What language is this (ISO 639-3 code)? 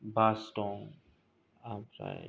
brx